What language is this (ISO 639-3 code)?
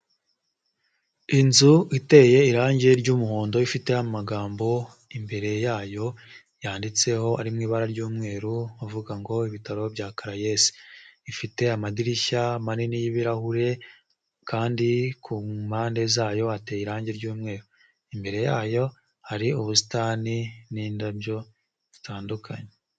kin